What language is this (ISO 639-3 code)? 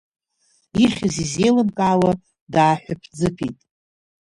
abk